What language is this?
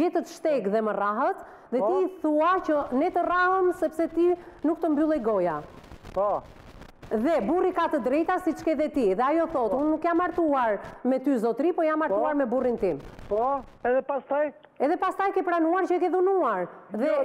Romanian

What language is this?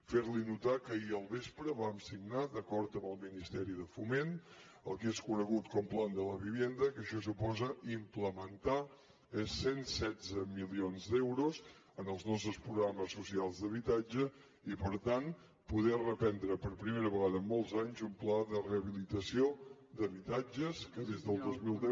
Catalan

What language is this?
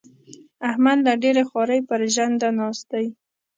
Pashto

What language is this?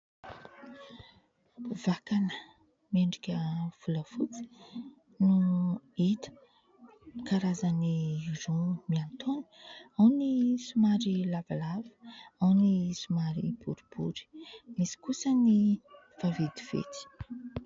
Malagasy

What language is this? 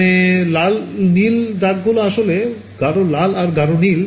Bangla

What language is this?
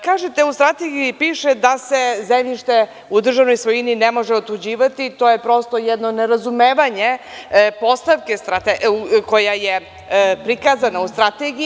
Serbian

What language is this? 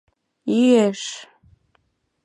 Mari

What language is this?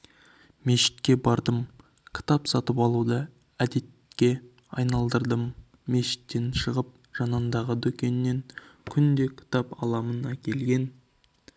Kazakh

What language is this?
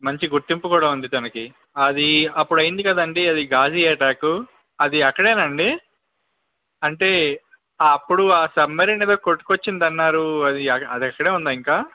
Telugu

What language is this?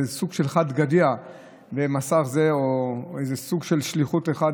Hebrew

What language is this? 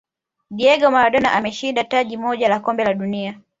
Swahili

